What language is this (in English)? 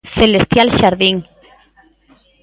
Galician